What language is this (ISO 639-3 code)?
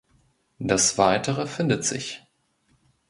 deu